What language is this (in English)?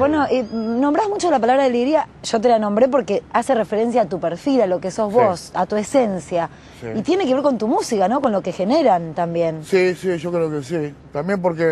Spanish